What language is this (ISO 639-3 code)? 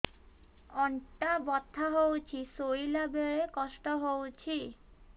ori